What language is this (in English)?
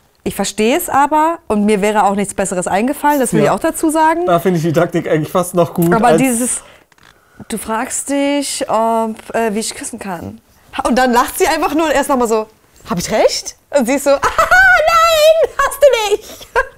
German